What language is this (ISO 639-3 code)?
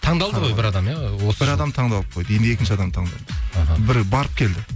kaz